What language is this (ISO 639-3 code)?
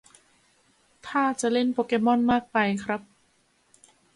tha